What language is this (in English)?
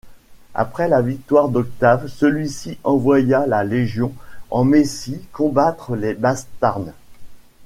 French